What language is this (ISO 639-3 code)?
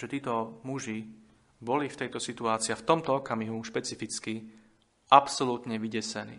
slk